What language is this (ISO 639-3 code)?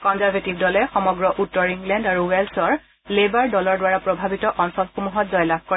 asm